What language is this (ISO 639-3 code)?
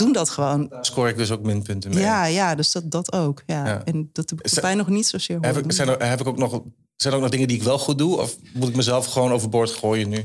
nld